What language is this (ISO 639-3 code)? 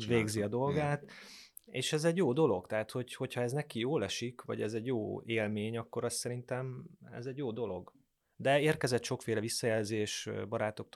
hun